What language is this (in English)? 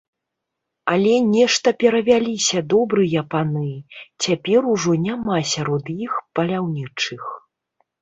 Belarusian